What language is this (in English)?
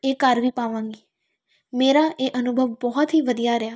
Punjabi